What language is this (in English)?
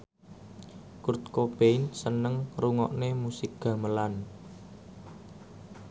Javanese